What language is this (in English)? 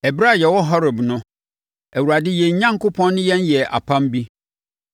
Akan